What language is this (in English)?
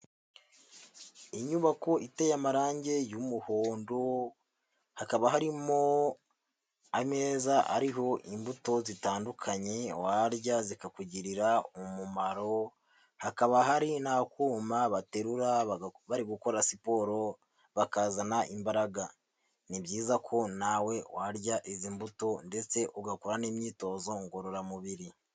Kinyarwanda